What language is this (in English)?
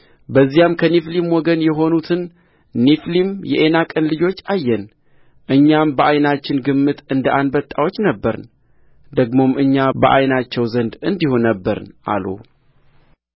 Amharic